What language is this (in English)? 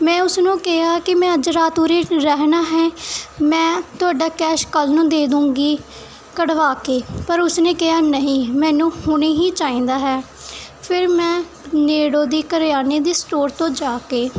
Punjabi